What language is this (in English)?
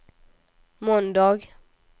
Swedish